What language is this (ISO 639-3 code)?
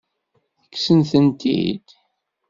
kab